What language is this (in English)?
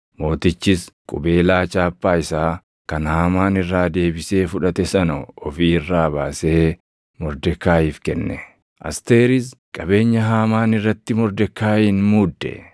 Oromo